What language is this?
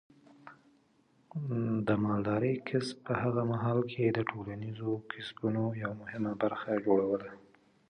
Pashto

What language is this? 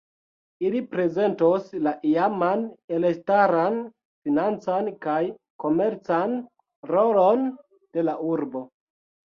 Esperanto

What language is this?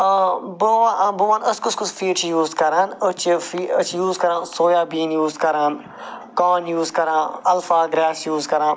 Kashmiri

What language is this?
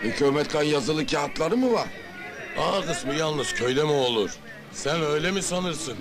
Turkish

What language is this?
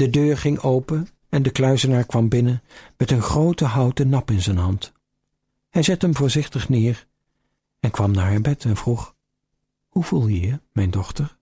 Dutch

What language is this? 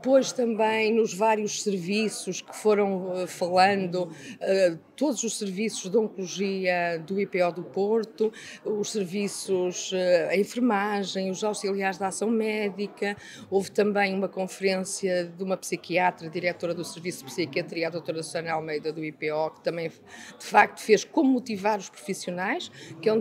Portuguese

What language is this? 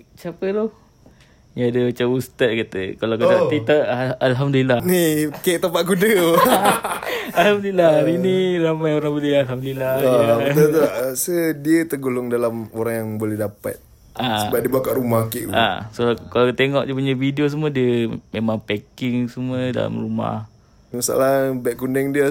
Malay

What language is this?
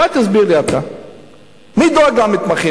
Hebrew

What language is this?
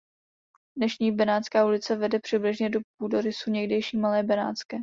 Czech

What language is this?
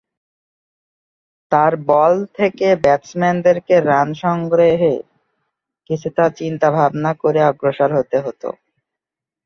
Bangla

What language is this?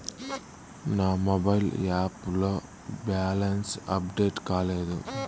Telugu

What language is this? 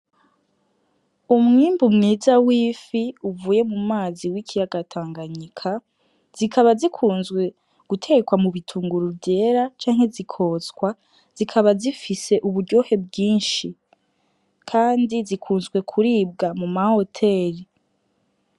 Rundi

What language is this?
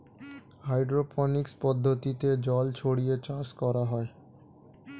Bangla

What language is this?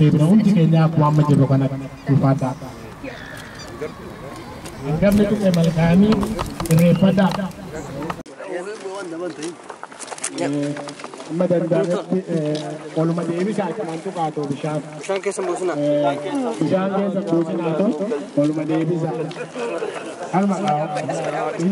Indonesian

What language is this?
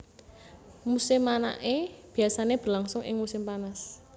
Javanese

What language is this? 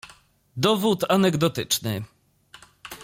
Polish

